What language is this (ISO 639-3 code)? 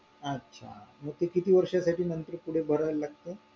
mar